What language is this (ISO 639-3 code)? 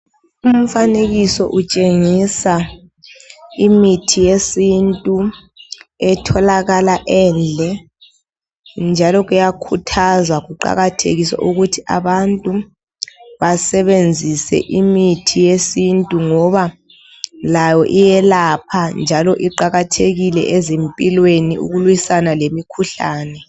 nde